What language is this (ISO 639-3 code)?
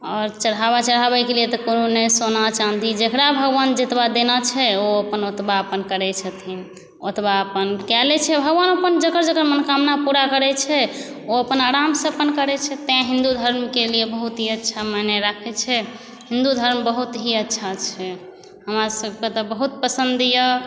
mai